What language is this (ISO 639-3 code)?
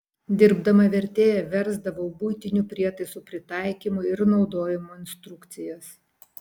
lit